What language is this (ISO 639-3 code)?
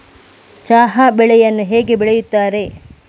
kan